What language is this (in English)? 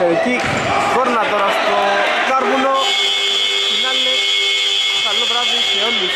Greek